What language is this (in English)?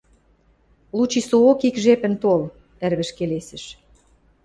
Western Mari